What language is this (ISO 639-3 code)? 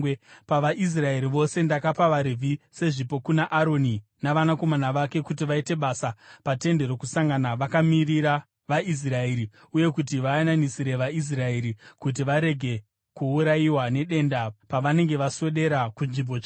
sna